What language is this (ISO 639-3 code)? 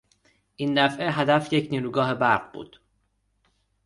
fas